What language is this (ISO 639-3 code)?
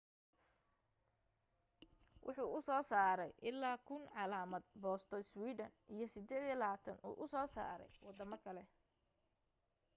som